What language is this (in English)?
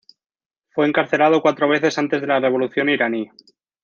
Spanish